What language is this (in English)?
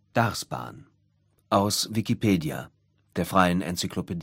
German